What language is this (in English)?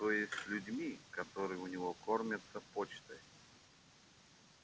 Russian